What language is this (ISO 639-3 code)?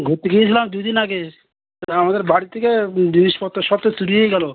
ben